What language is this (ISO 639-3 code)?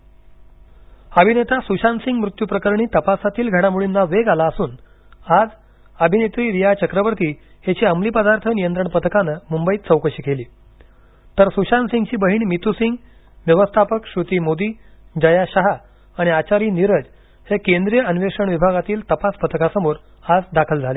mar